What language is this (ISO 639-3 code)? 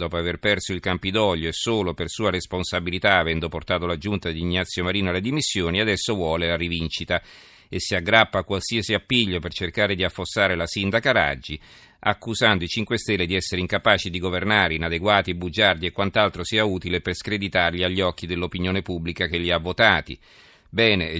ita